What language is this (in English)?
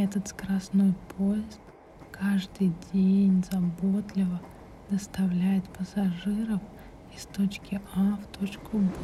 Russian